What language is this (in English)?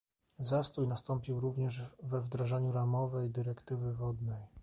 Polish